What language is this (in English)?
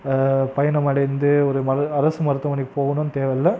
Tamil